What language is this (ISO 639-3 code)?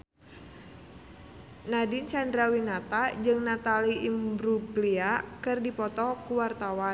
sun